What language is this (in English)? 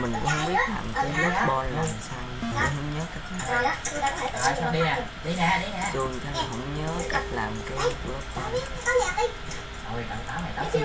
Vietnamese